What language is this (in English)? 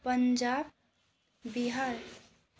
Nepali